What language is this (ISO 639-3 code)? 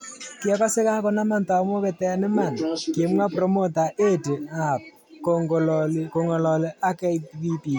kln